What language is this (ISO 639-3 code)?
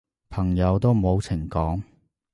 yue